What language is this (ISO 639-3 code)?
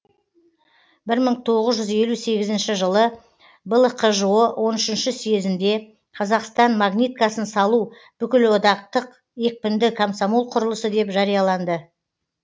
kaz